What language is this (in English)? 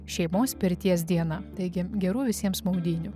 Lithuanian